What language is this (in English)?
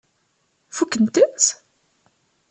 Kabyle